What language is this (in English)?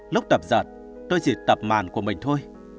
Vietnamese